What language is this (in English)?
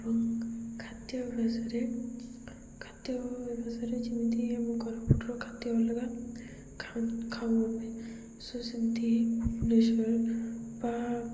Odia